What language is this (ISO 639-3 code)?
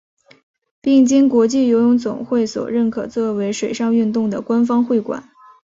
zho